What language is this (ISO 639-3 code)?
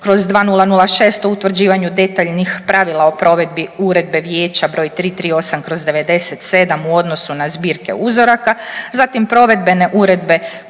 hrv